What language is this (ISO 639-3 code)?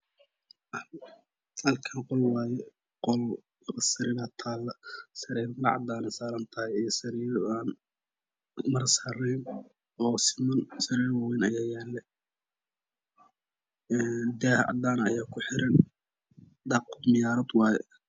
som